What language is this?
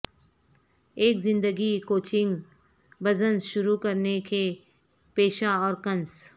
Urdu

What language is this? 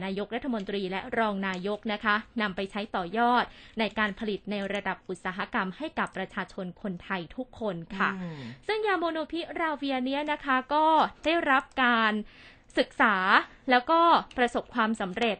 Thai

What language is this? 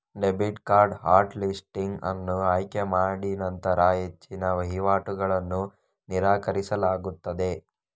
Kannada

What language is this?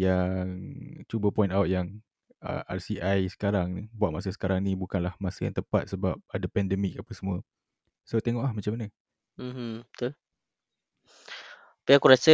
Malay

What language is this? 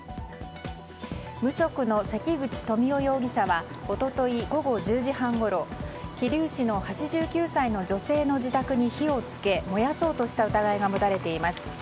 Japanese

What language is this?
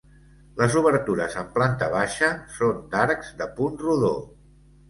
Catalan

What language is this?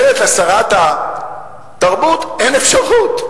Hebrew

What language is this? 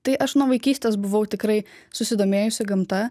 Lithuanian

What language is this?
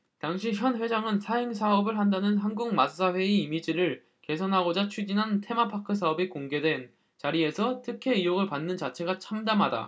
Korean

